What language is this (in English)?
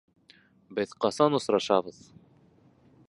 Bashkir